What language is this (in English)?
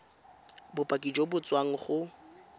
Tswana